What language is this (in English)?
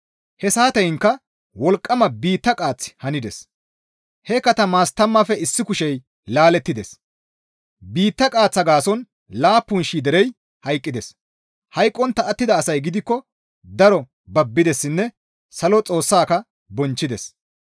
Gamo